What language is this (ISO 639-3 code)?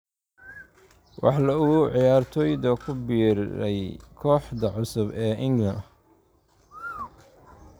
som